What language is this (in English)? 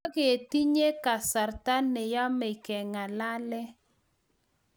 Kalenjin